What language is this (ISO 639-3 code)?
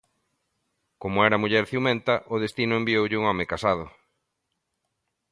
glg